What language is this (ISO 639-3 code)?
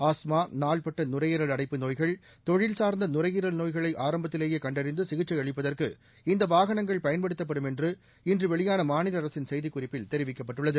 tam